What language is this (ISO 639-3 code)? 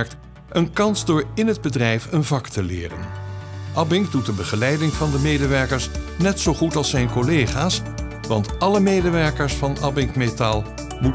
nld